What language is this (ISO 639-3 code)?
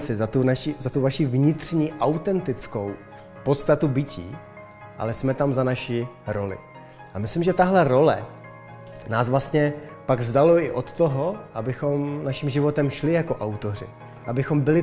ces